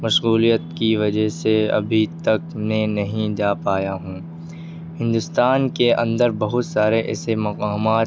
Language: Urdu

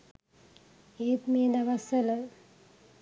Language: Sinhala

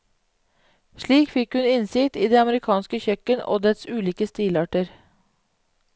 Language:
Norwegian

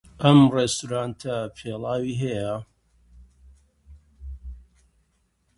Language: Central Kurdish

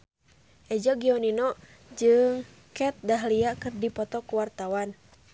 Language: Sundanese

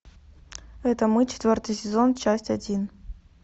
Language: Russian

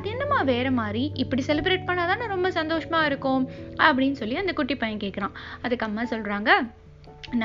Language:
Tamil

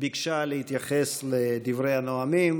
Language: Hebrew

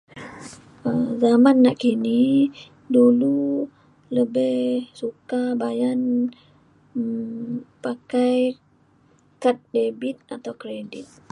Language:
Mainstream Kenyah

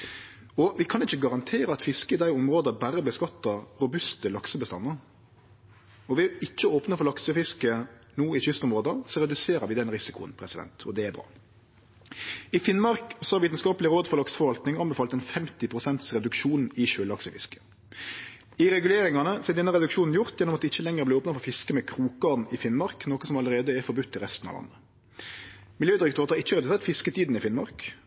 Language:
Norwegian Nynorsk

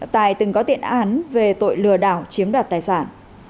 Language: Vietnamese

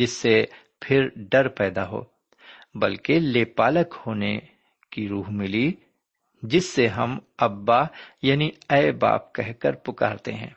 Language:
Urdu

